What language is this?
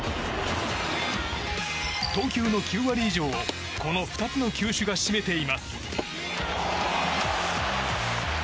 Japanese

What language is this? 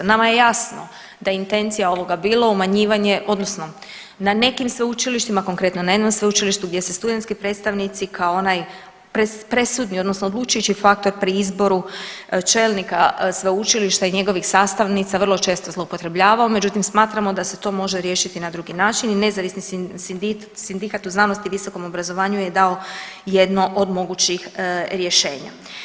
Croatian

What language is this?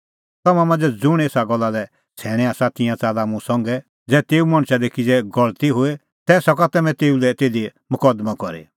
Kullu Pahari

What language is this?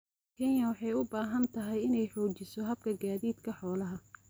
Somali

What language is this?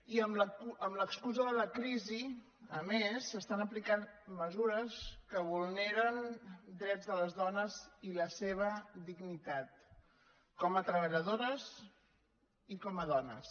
Catalan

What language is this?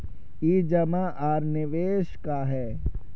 Magahi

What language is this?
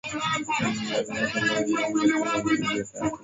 Swahili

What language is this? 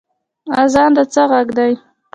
Pashto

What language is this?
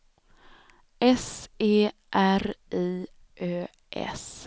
Swedish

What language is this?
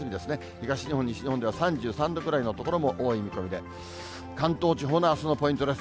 Japanese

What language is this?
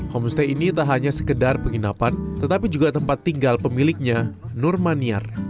Indonesian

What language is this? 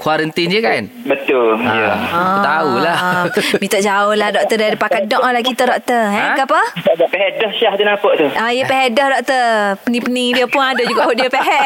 Malay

